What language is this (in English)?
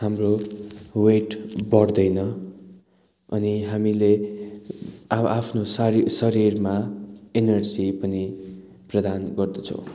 Nepali